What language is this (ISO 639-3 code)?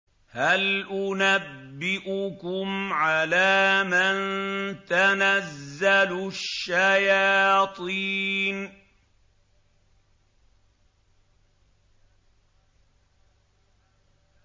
ara